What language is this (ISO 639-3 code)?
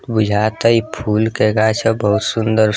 bho